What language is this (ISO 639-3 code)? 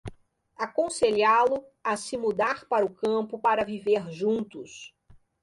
por